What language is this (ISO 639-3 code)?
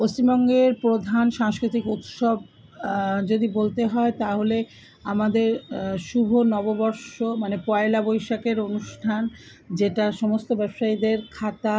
ben